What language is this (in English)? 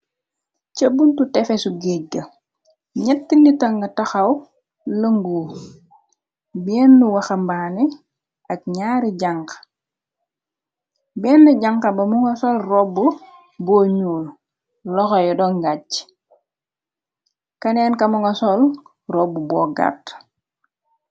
Wolof